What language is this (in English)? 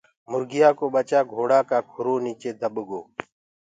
Gurgula